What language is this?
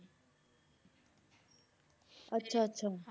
Punjabi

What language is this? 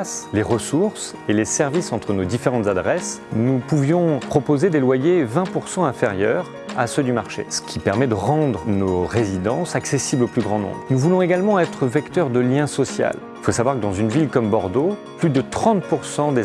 French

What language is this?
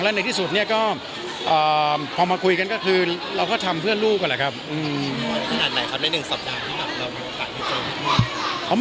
Thai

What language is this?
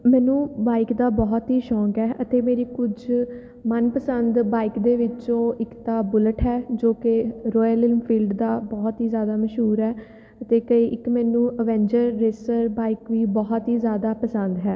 Punjabi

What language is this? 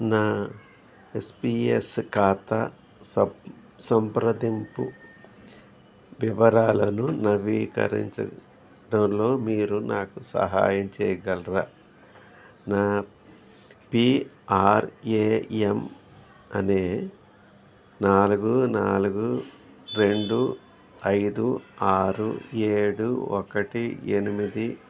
Telugu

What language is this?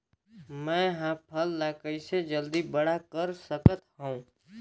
Chhattisgarhi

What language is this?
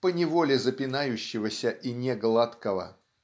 Russian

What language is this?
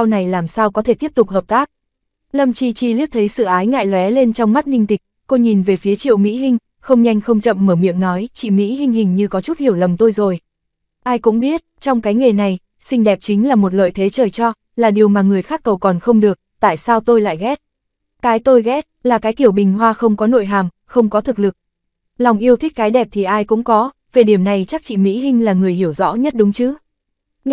Vietnamese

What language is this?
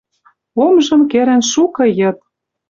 Western Mari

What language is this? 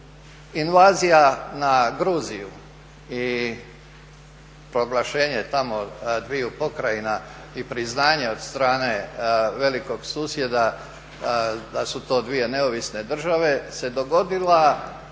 Croatian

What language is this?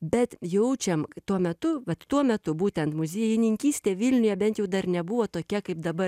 Lithuanian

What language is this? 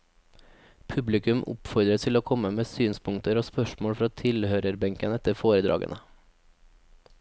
Norwegian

